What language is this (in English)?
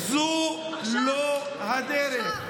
Hebrew